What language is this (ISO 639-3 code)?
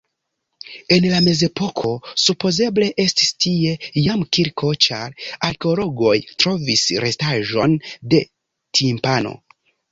epo